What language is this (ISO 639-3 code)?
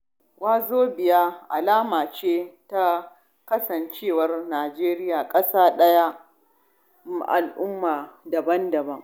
hau